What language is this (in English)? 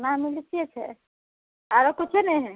Maithili